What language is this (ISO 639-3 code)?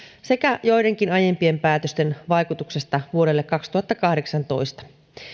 fin